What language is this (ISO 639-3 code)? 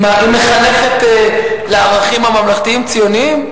heb